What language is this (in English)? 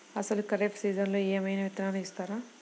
Telugu